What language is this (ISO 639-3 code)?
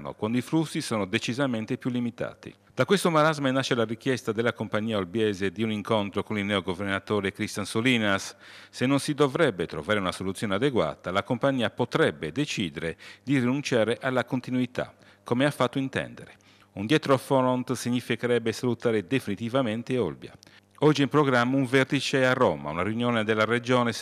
ita